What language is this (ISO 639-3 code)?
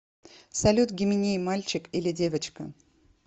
rus